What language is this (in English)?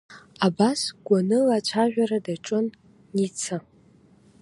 Abkhazian